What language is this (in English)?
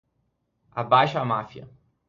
Portuguese